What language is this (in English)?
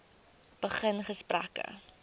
Afrikaans